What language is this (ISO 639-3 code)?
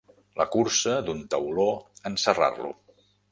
cat